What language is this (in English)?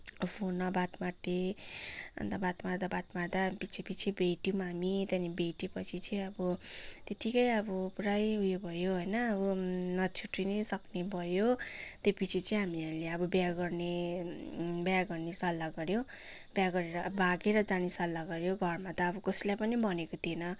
Nepali